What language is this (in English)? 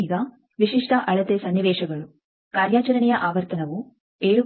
Kannada